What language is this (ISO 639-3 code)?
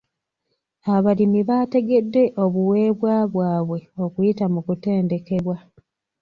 lug